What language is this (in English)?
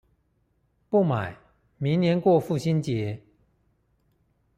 Chinese